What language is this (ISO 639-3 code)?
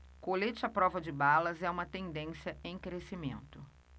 por